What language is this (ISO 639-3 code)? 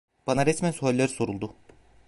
tur